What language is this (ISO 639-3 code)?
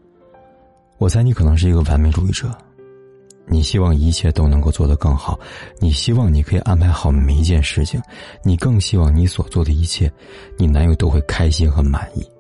zho